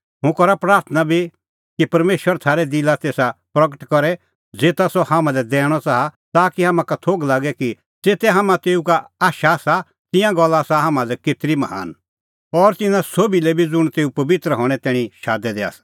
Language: Kullu Pahari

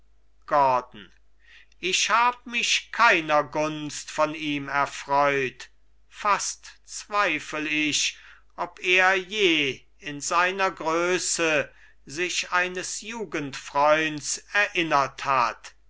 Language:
German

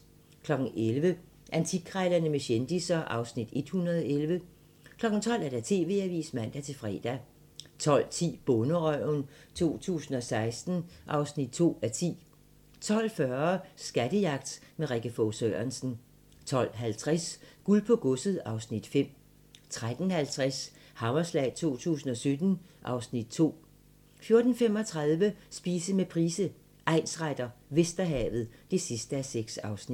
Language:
Danish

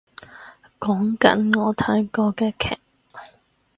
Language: Cantonese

